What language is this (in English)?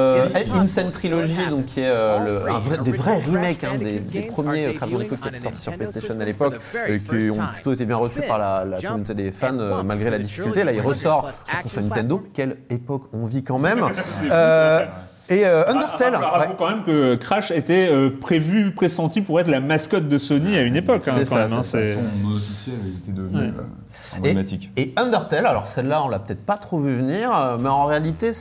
French